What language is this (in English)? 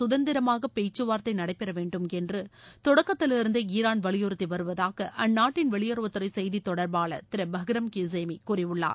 Tamil